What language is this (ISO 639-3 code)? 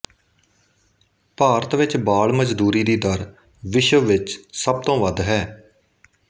pan